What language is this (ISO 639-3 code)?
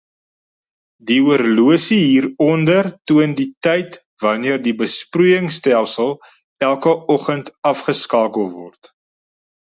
afr